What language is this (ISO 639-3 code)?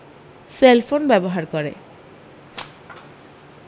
ben